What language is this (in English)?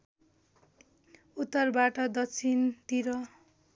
Nepali